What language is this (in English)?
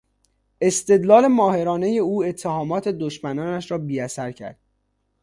Persian